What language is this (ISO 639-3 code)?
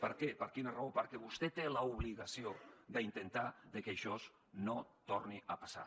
cat